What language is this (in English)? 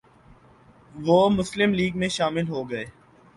Urdu